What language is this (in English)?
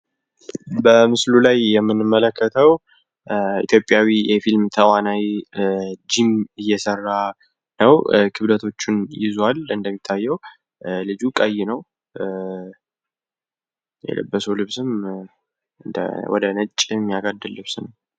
Amharic